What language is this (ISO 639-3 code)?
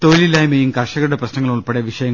mal